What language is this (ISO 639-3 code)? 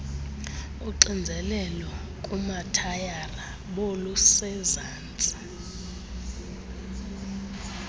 xho